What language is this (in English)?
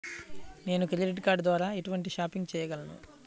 Telugu